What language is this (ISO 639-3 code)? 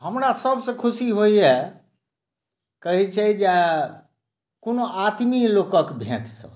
mai